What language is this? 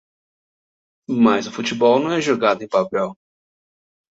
Portuguese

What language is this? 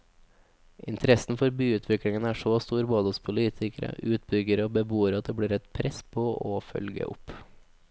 Norwegian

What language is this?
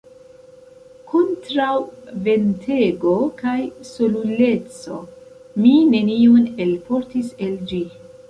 Esperanto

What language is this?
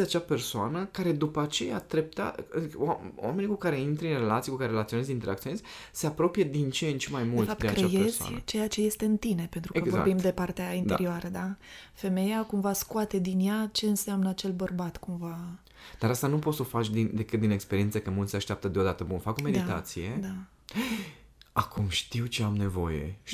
Romanian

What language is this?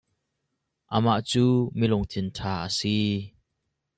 Hakha Chin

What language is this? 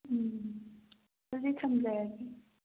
Manipuri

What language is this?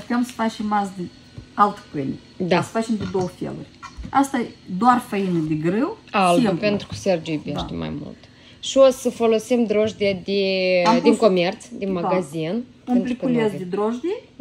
Romanian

